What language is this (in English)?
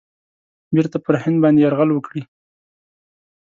Pashto